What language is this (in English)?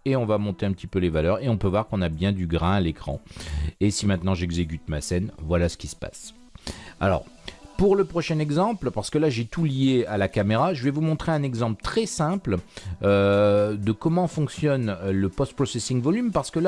French